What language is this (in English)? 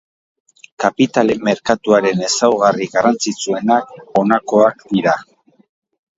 Basque